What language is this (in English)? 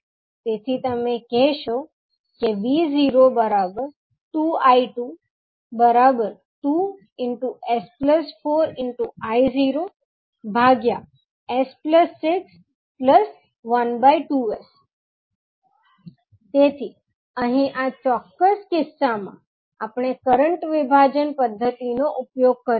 Gujarati